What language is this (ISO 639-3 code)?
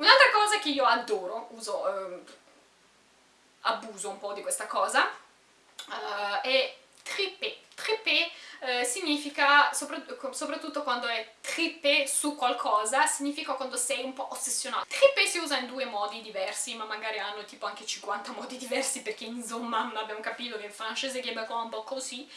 ita